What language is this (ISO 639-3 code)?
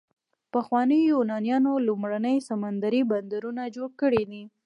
pus